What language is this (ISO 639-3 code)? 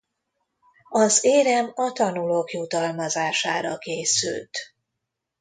hun